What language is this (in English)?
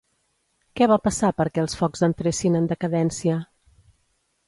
Catalan